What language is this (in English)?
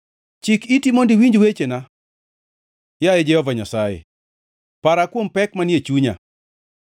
Luo (Kenya and Tanzania)